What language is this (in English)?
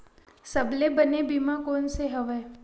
Chhattisgarhi